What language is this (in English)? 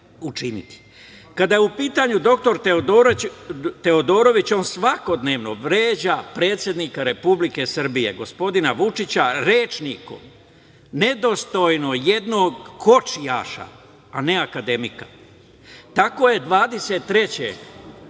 Serbian